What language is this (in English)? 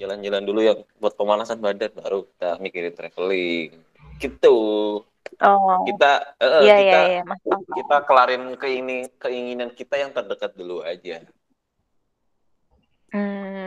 Indonesian